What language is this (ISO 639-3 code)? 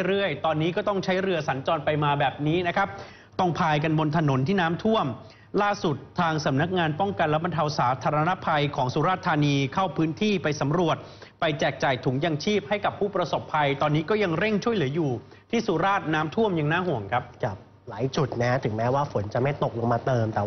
tha